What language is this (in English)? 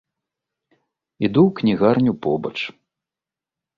Belarusian